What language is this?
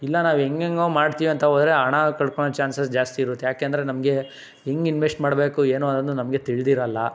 Kannada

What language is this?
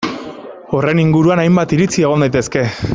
Basque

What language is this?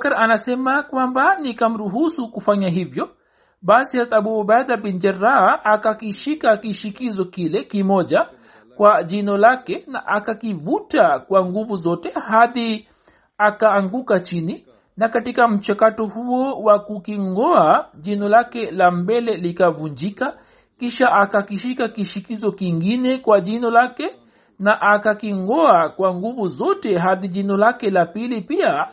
Swahili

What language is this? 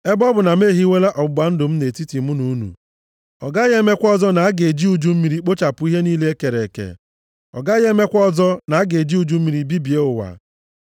Igbo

